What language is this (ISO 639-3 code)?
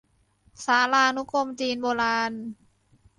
tha